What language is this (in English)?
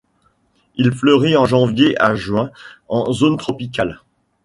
French